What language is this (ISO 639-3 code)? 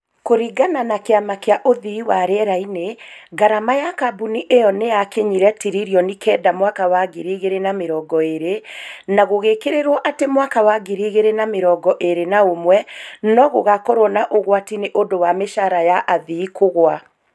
kik